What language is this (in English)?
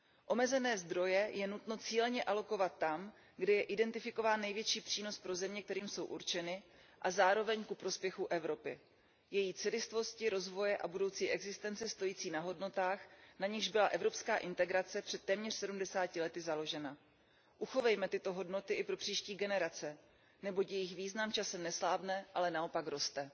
Czech